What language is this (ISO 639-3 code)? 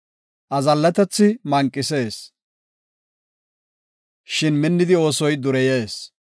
gof